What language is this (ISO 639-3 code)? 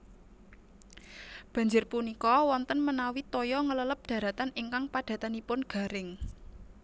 jav